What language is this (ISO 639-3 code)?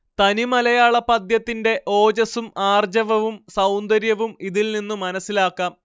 mal